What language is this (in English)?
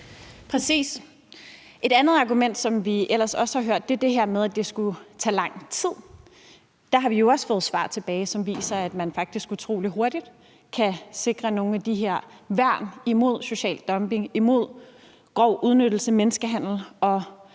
Danish